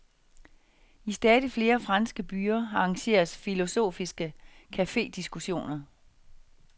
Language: Danish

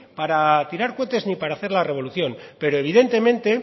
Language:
Spanish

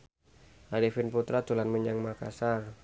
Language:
Javanese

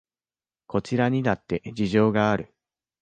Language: Japanese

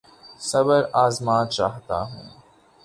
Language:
Urdu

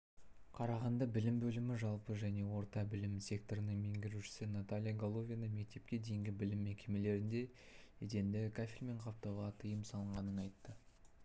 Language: Kazakh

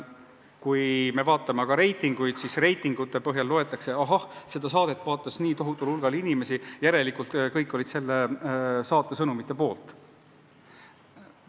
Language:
Estonian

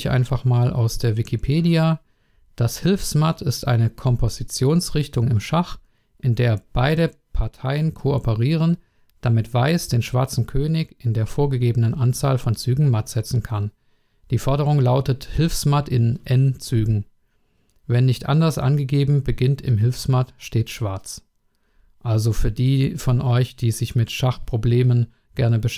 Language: German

